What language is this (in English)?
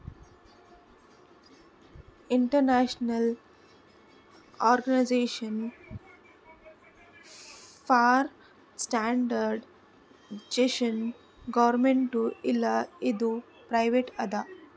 Kannada